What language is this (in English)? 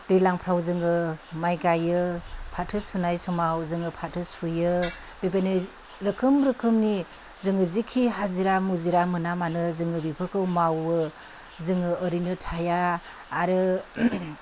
Bodo